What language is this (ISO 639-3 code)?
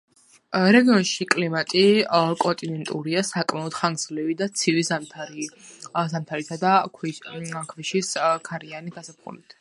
kat